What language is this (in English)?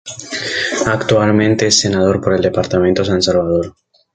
Spanish